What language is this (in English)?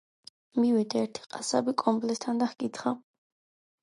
Georgian